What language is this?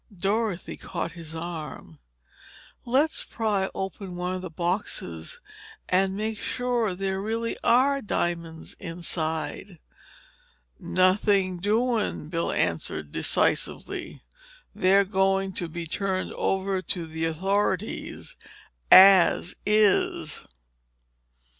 English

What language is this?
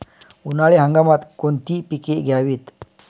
Marathi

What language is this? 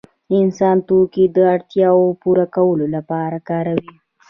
Pashto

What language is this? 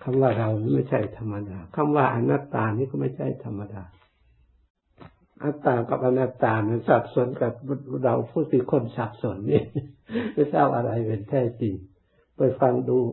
Thai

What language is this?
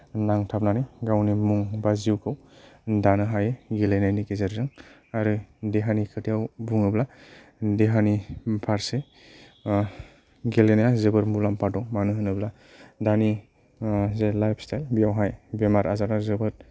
Bodo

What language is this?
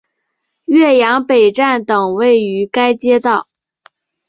Chinese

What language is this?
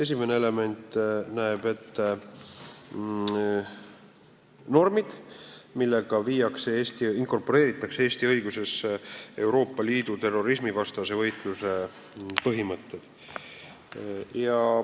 Estonian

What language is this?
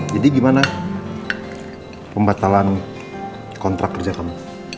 Indonesian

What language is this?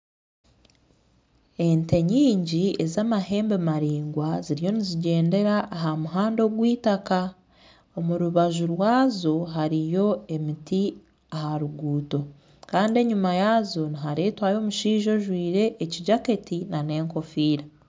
Nyankole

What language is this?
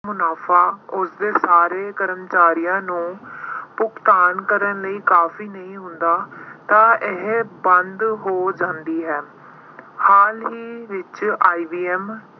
Punjabi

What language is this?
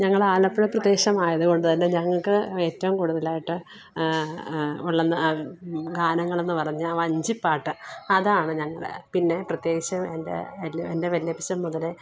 Malayalam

